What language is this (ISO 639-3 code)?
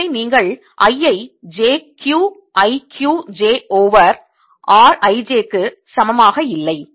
tam